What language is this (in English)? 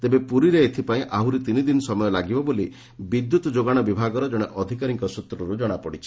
Odia